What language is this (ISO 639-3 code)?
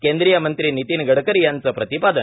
mar